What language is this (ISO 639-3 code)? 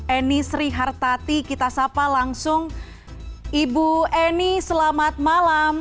ind